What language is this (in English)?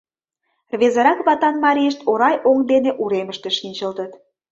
Mari